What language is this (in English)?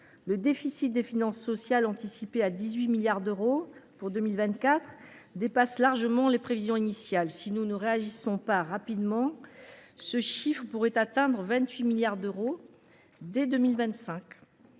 French